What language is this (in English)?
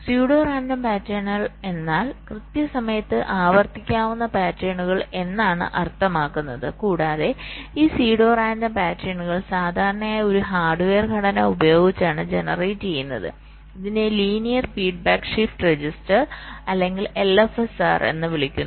Malayalam